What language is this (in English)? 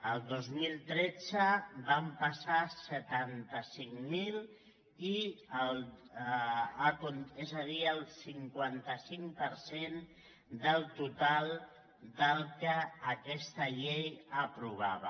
Catalan